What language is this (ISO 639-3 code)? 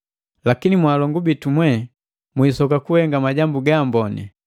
mgv